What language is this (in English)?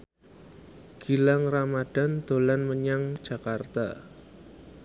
Javanese